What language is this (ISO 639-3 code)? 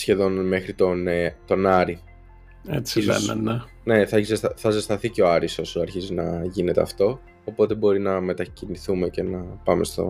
ell